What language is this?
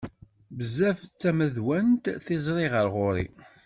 Kabyle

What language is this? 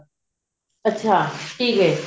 Punjabi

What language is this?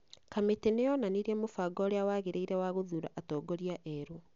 Kikuyu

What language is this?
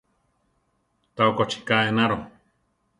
Central Tarahumara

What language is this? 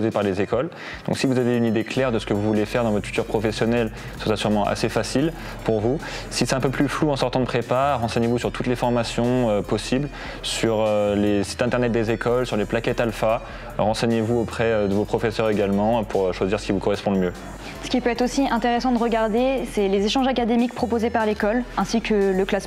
French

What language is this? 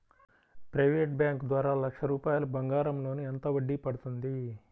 Telugu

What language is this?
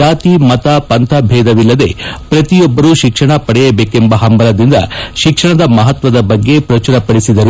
Kannada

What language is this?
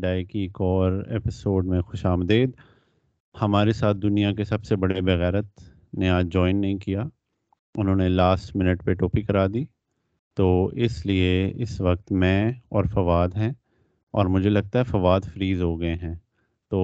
Urdu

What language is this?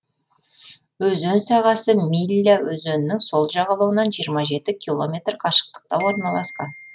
Kazakh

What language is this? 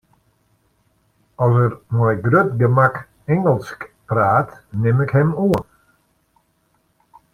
Western Frisian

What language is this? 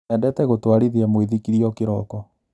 Kikuyu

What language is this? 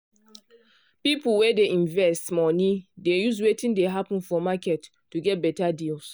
Nigerian Pidgin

